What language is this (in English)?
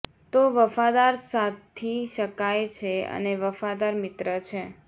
Gujarati